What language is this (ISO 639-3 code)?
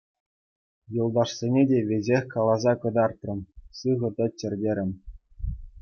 chv